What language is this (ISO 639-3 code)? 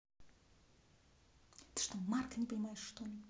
rus